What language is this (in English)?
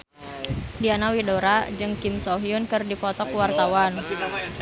Sundanese